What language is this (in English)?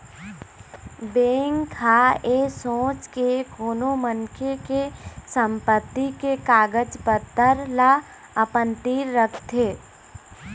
Chhattisgarhi